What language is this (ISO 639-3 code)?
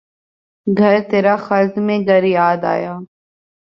urd